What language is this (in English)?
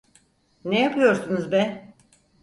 Turkish